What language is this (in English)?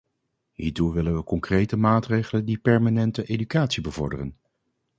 Dutch